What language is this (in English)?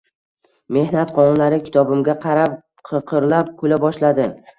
Uzbek